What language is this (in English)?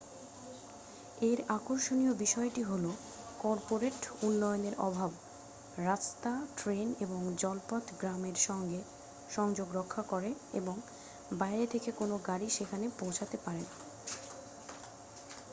Bangla